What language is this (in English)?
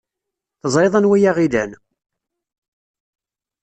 Kabyle